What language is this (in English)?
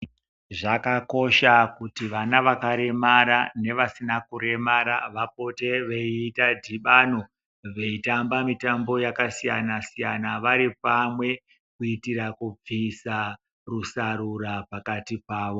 Ndau